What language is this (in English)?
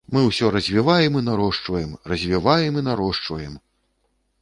Belarusian